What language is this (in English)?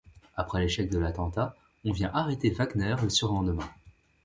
French